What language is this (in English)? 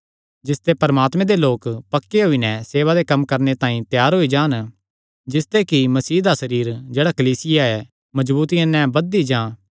Kangri